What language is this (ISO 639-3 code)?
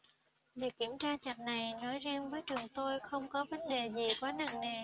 vie